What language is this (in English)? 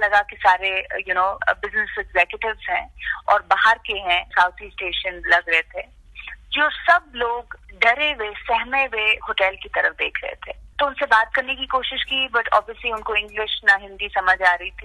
Hindi